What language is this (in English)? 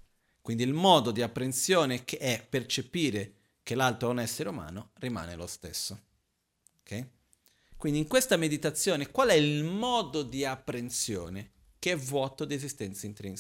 Italian